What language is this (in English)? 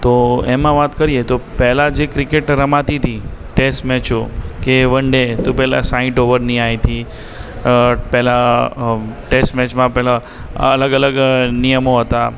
Gujarati